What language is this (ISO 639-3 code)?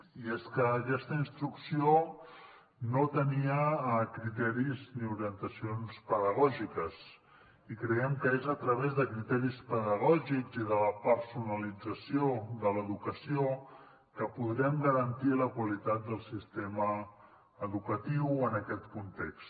cat